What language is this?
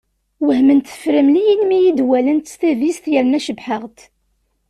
Kabyle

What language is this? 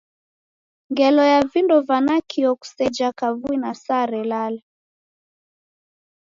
Taita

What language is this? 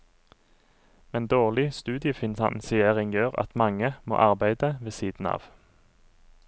Norwegian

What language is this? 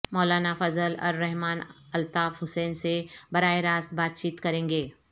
Urdu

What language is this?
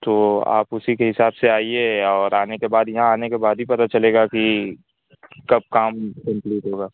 Urdu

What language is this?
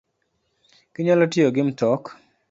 Luo (Kenya and Tanzania)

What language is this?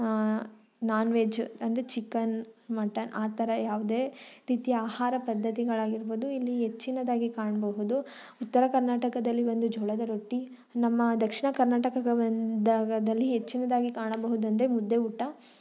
Kannada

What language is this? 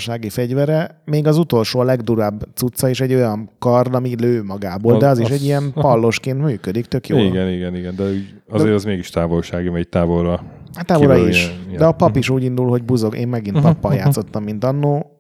Hungarian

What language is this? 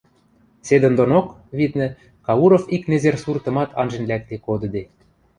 Western Mari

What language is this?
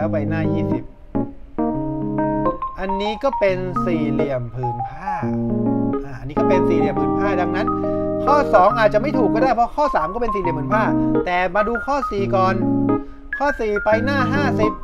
Thai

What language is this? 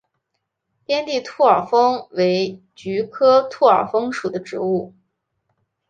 Chinese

